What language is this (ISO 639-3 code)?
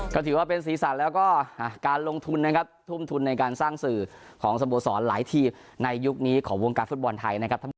tha